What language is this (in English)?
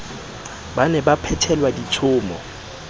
Southern Sotho